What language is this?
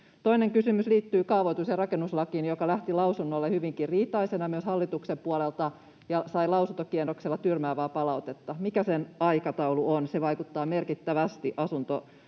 Finnish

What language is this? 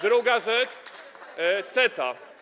Polish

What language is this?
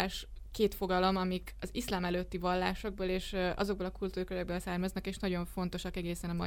Hungarian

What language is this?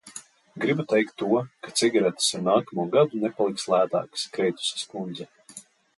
Latvian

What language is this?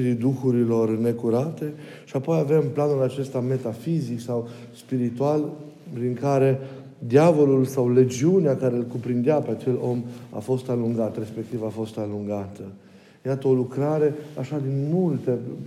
Romanian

